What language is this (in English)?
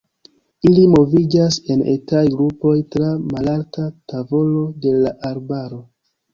Esperanto